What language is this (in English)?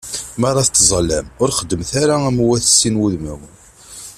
Kabyle